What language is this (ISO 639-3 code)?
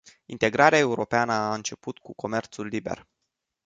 ron